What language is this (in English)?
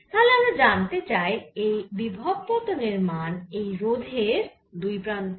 Bangla